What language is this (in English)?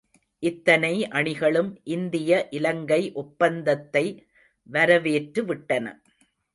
Tamil